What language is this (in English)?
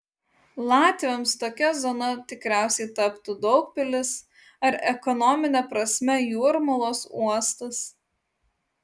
Lithuanian